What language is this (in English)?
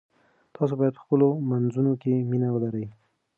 Pashto